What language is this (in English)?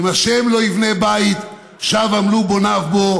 Hebrew